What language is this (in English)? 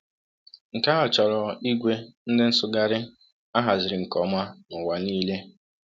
Igbo